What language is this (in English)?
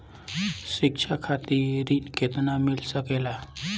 Bhojpuri